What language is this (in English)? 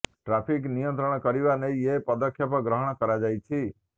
Odia